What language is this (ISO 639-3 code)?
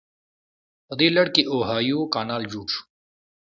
pus